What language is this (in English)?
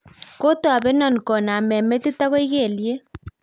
Kalenjin